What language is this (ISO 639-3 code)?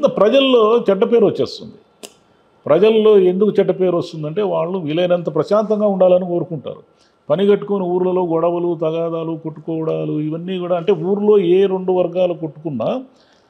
tel